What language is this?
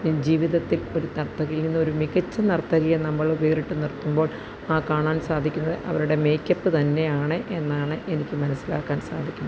Malayalam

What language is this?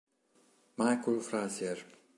Italian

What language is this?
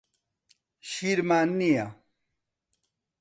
Central Kurdish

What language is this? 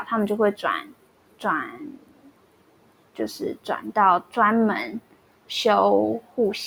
Chinese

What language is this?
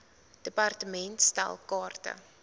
Afrikaans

